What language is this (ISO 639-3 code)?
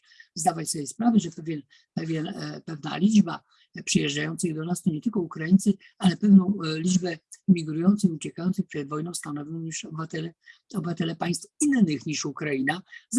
pol